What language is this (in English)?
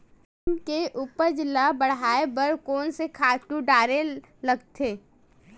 Chhattisgarhi